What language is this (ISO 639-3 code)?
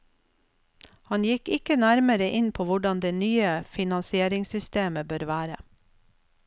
nor